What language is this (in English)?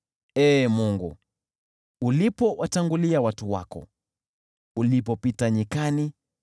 Swahili